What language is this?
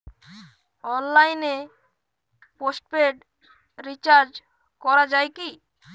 Bangla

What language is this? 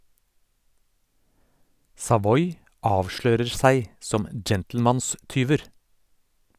Norwegian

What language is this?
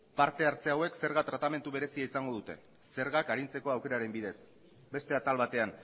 Basque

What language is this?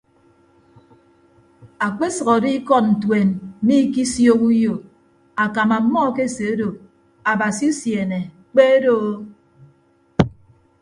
Ibibio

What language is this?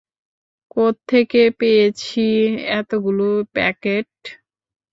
Bangla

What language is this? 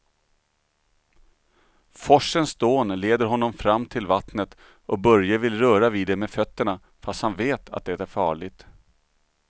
Swedish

